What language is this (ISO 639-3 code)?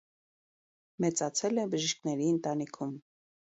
hye